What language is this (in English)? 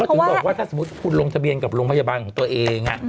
Thai